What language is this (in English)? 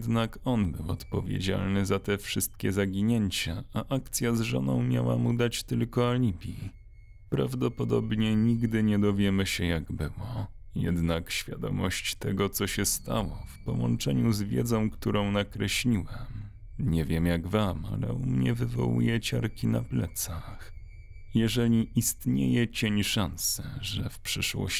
Polish